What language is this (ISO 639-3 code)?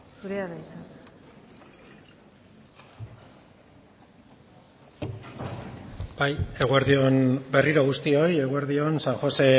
eus